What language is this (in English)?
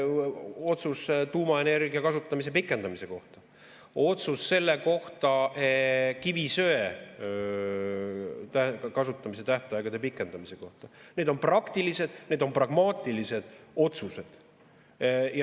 Estonian